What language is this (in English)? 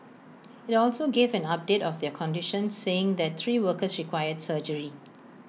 English